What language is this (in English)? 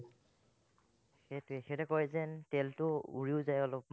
Assamese